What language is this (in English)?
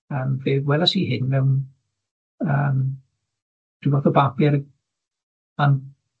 Welsh